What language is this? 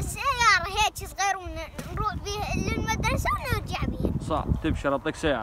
Arabic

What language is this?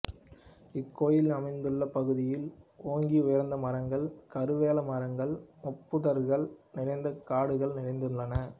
Tamil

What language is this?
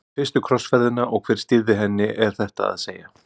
Icelandic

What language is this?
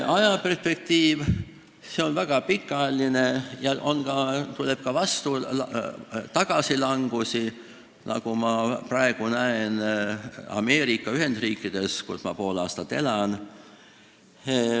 Estonian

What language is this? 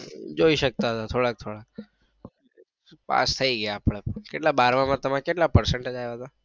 Gujarati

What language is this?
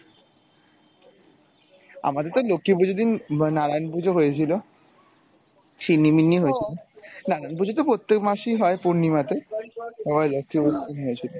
Bangla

